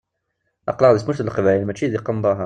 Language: Kabyle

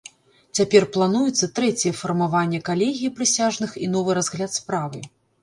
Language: Belarusian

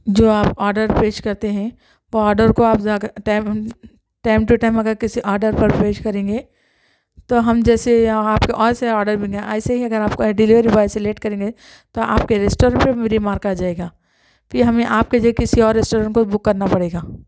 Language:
Urdu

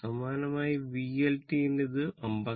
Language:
Malayalam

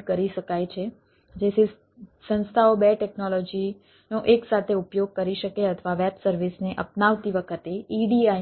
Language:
Gujarati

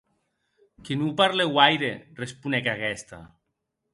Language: Occitan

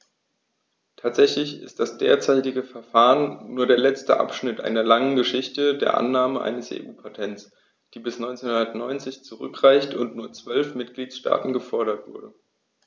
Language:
German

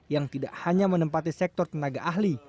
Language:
Indonesian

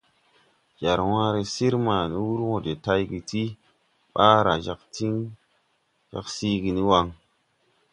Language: Tupuri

